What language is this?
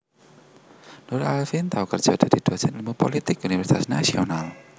Javanese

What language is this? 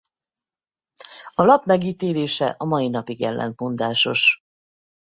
Hungarian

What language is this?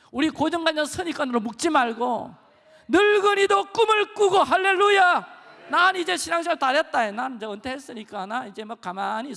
Korean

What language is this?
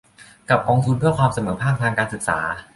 Thai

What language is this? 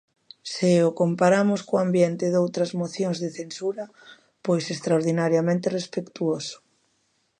Galician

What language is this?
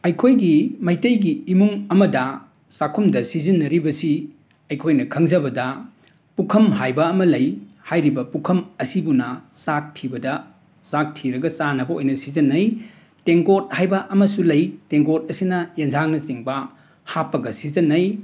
Manipuri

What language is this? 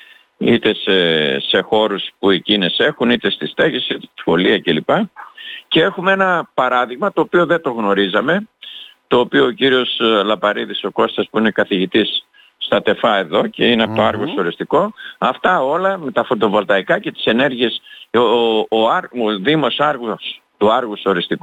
Greek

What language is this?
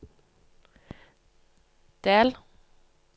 Norwegian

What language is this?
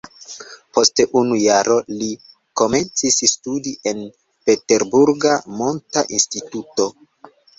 Esperanto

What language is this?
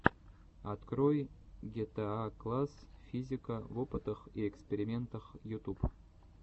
Russian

